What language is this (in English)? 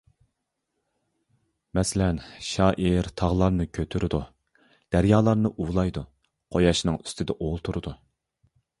Uyghur